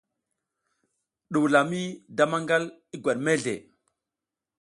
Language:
South Giziga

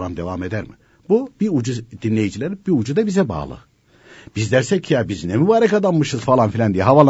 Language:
Turkish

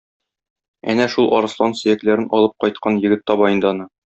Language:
Tatar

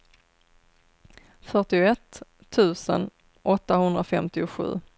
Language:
Swedish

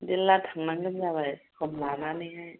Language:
Bodo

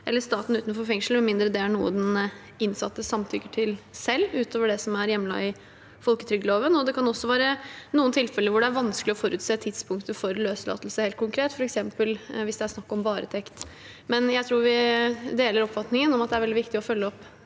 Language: Norwegian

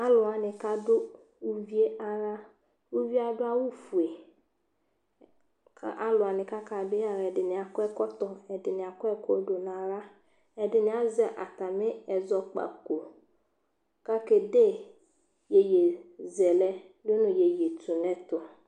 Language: Ikposo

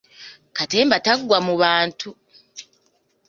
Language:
Ganda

